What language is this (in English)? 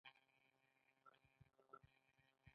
Pashto